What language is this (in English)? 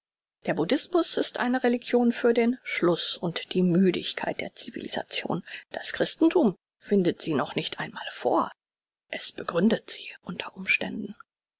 German